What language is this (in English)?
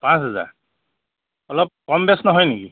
Assamese